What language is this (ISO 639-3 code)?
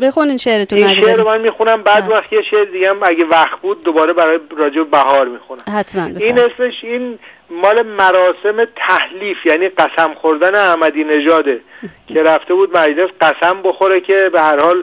fas